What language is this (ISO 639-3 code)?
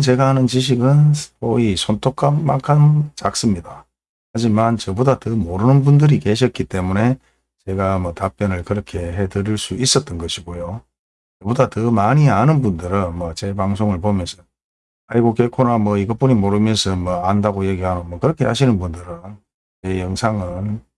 kor